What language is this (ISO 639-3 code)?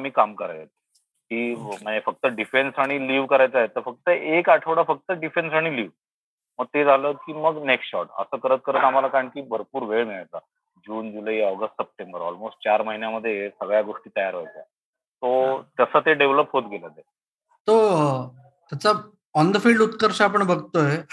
mar